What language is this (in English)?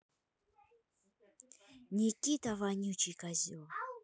Russian